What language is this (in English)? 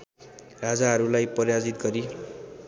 Nepali